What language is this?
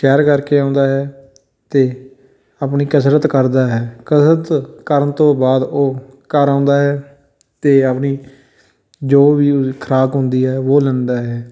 Punjabi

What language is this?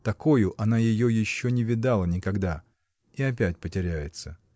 Russian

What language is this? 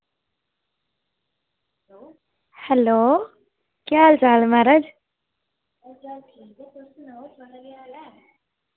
Dogri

